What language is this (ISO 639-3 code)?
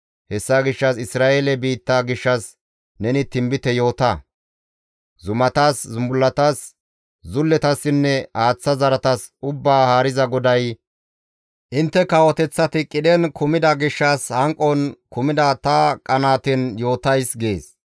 gmv